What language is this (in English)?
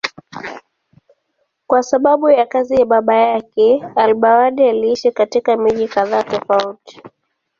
Swahili